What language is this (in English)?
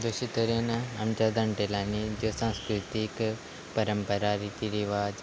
Konkani